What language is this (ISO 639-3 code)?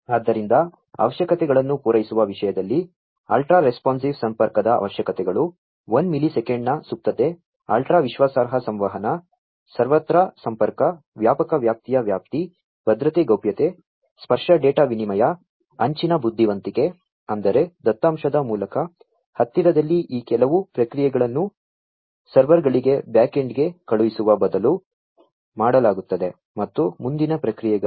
kan